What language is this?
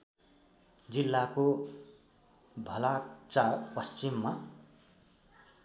Nepali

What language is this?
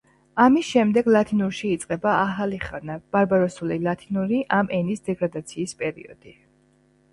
Georgian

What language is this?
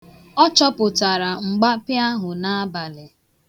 Igbo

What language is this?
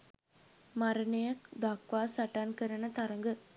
Sinhala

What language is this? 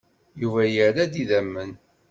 Kabyle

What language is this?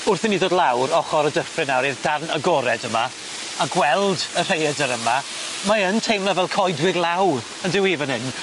Welsh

